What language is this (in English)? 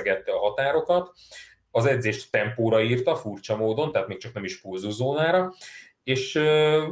Hungarian